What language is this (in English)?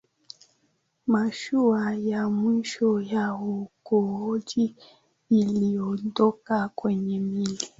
Swahili